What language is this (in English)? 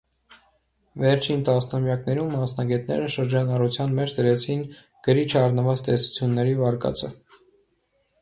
Armenian